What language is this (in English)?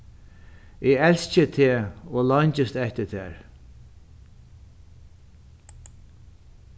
Faroese